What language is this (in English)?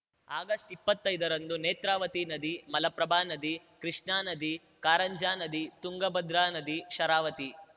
Kannada